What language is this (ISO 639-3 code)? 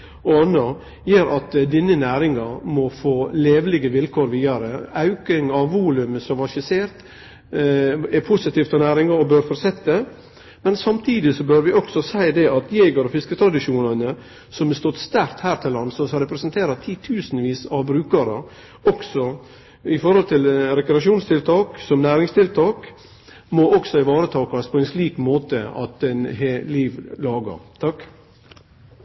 nno